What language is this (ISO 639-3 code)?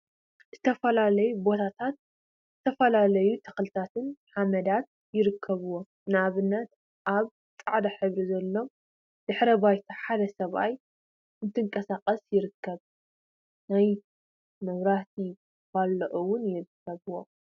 tir